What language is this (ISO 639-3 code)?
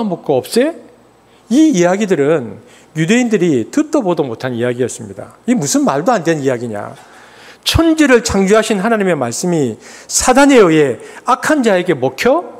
kor